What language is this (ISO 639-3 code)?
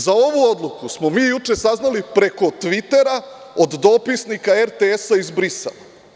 srp